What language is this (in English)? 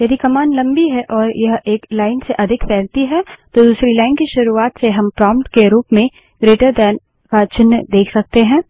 Hindi